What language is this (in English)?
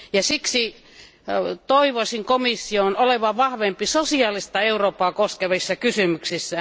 Finnish